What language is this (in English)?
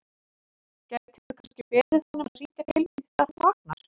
Icelandic